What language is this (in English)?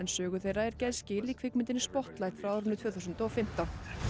Icelandic